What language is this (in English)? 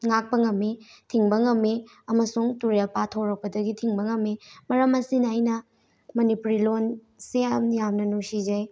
Manipuri